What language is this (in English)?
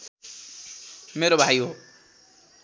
Nepali